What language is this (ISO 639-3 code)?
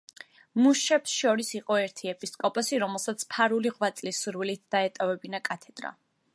kat